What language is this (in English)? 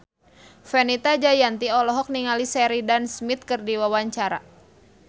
Sundanese